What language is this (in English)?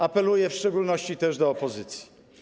Polish